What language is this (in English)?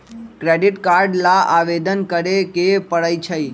Magahi